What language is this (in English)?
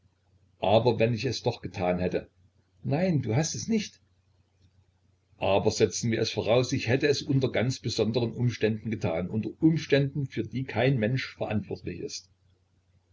German